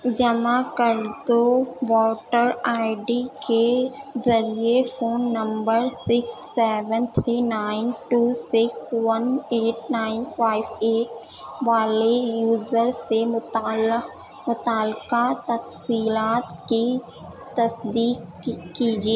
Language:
Urdu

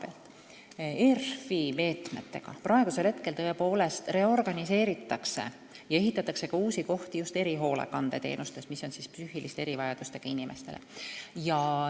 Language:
Estonian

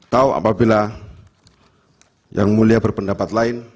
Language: Indonesian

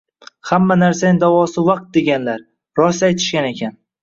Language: Uzbek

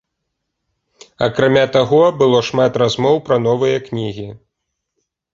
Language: Belarusian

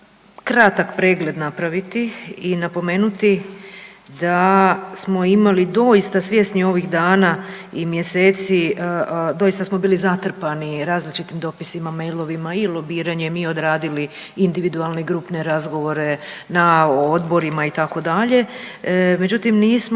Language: Croatian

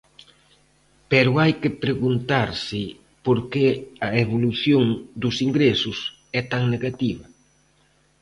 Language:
Galician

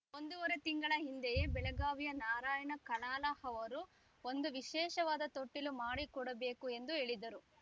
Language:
Kannada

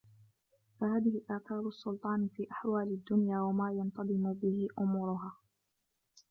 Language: Arabic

